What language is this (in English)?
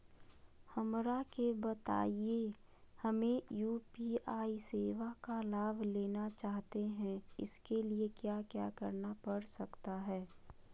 Magahi